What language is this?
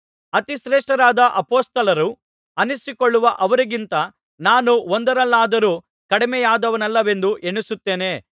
Kannada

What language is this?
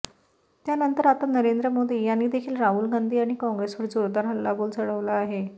Marathi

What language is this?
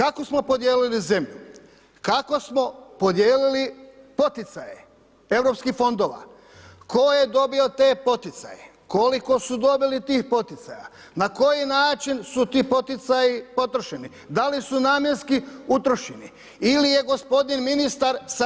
Croatian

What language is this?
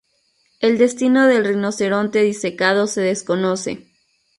Spanish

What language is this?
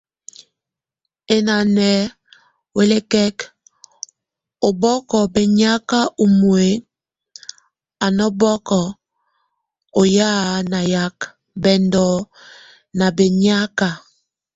Tunen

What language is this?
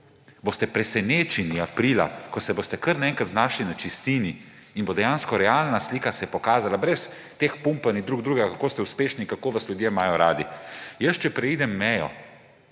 Slovenian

